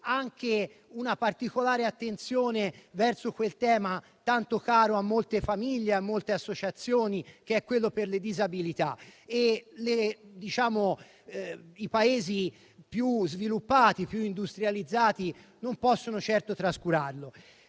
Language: Italian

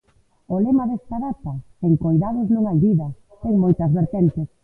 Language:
Galician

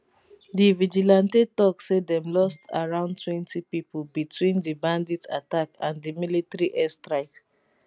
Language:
Nigerian Pidgin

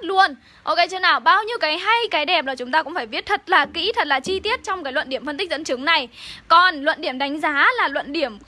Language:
Vietnamese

